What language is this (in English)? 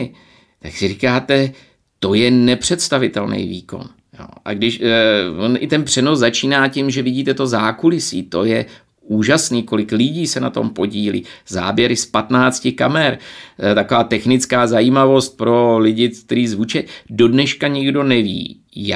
Czech